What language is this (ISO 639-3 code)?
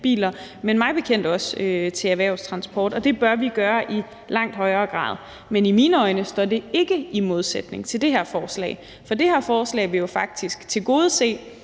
dan